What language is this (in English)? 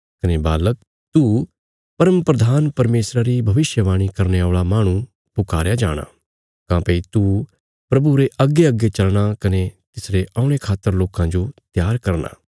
Bilaspuri